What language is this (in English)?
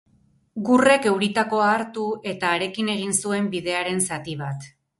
Basque